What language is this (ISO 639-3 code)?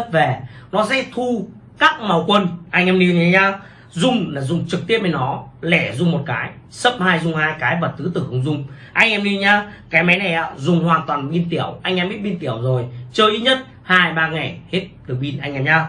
vie